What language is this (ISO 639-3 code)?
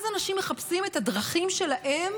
heb